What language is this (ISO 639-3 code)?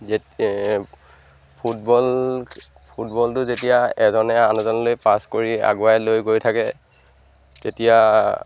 asm